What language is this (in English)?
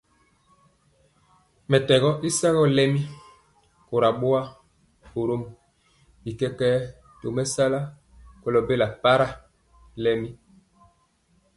Mpiemo